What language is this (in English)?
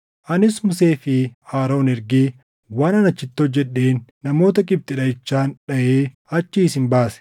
Oromo